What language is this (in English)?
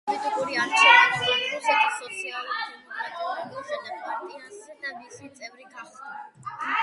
Georgian